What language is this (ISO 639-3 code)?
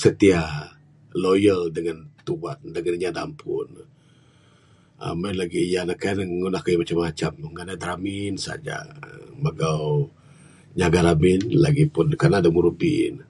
sdo